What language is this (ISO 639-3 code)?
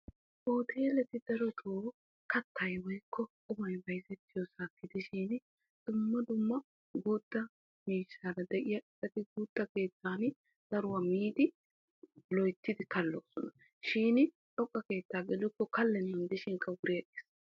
wal